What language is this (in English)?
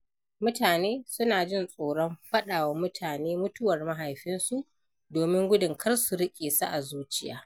Hausa